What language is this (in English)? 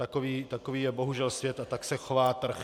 Czech